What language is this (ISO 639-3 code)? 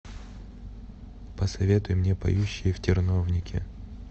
rus